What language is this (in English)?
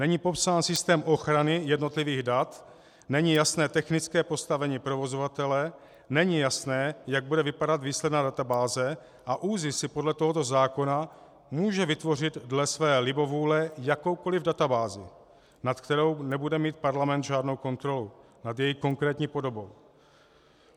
Czech